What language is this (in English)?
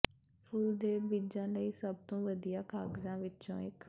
Punjabi